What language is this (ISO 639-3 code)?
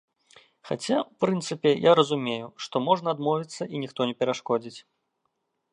bel